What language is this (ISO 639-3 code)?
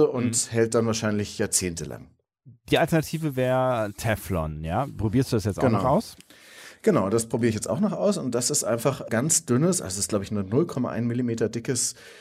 deu